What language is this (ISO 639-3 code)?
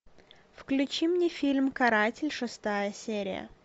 rus